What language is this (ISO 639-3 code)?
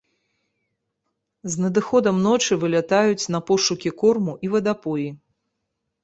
bel